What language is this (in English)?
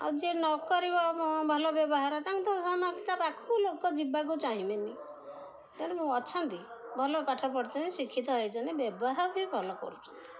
Odia